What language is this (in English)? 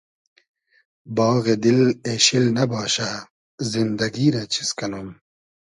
Hazaragi